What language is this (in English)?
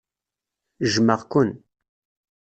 Kabyle